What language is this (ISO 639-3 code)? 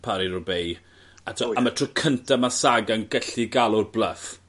cym